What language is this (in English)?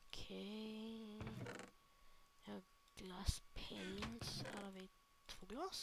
Swedish